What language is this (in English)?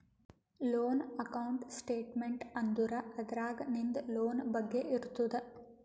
Kannada